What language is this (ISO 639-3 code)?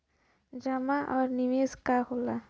bho